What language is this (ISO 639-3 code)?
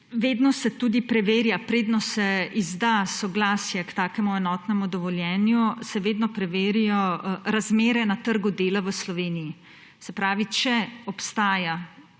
slv